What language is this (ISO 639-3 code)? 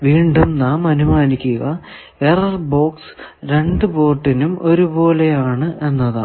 mal